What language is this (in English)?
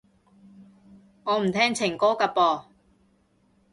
Cantonese